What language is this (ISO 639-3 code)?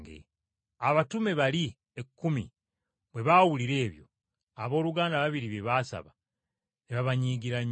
lug